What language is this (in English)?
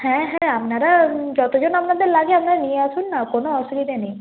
Bangla